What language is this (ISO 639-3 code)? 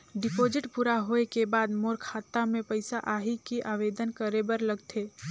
hne